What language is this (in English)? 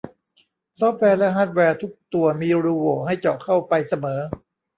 Thai